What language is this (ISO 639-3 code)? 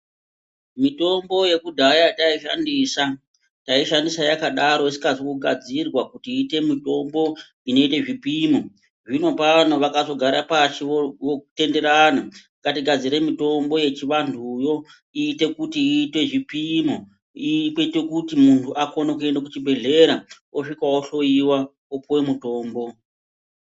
ndc